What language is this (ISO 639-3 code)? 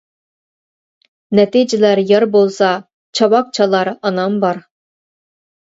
uig